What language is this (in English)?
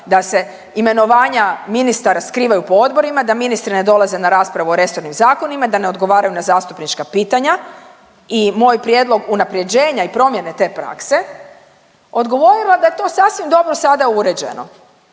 Croatian